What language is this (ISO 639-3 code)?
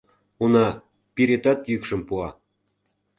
chm